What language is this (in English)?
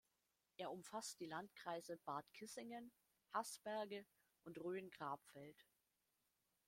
German